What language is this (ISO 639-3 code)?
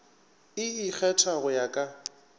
nso